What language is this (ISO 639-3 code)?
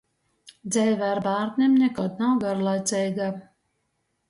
ltg